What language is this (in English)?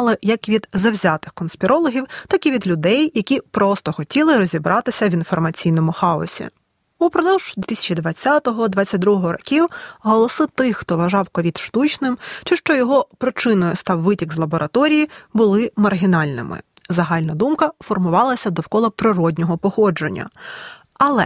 Ukrainian